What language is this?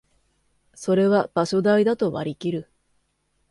Japanese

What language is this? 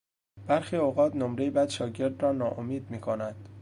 Persian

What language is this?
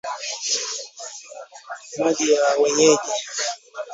Swahili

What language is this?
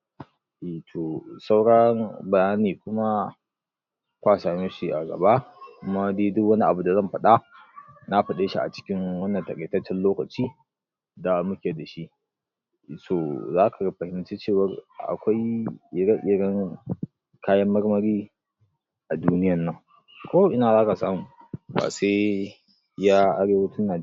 Hausa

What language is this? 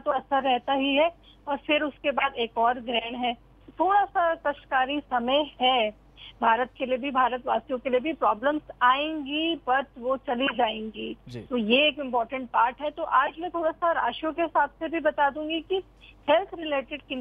Hindi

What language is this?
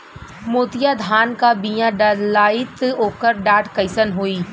Bhojpuri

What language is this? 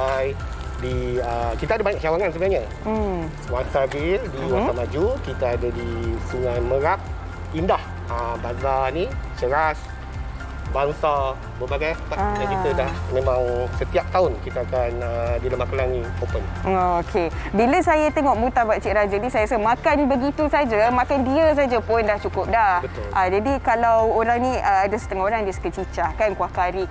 Malay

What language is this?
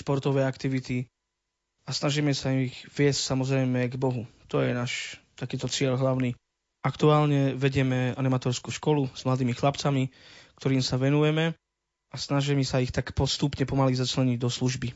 Slovak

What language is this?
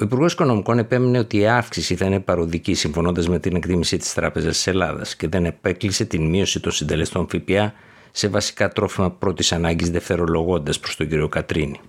Greek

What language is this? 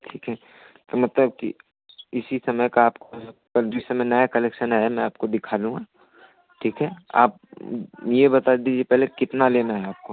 Hindi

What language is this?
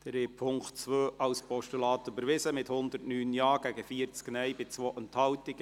Swiss German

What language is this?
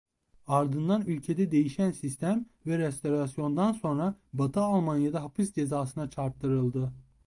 Turkish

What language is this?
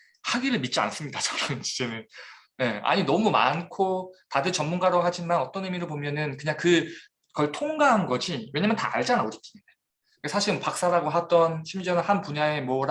Korean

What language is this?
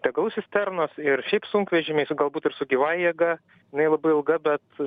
Lithuanian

